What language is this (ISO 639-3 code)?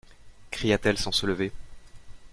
fra